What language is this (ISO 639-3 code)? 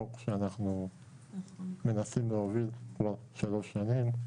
heb